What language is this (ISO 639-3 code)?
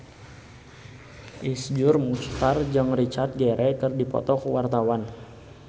sun